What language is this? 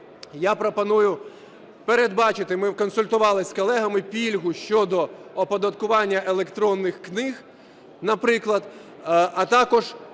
Ukrainian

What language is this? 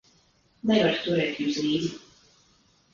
Latvian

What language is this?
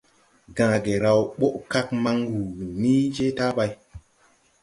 Tupuri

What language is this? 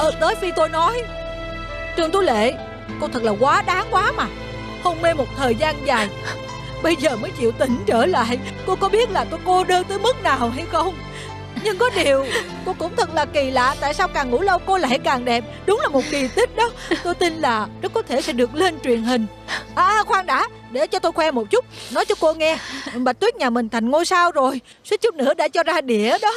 Vietnamese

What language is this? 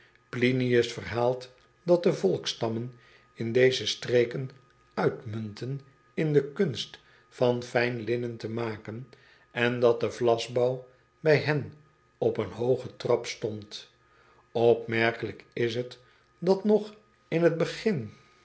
Dutch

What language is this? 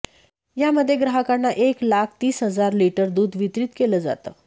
Marathi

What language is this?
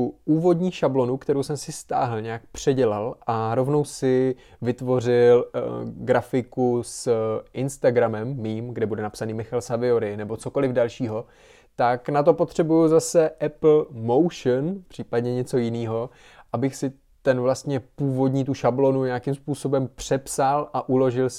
Czech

